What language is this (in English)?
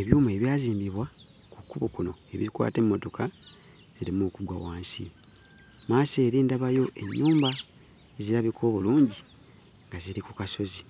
Ganda